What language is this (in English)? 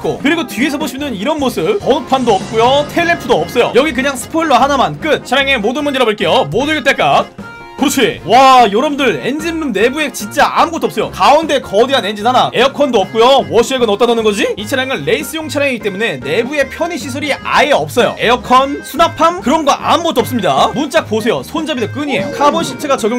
Korean